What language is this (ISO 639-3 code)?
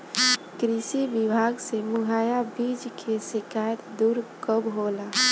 bho